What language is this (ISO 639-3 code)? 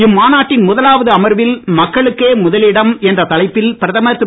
tam